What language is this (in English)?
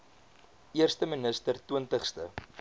Afrikaans